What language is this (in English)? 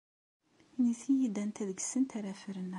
Kabyle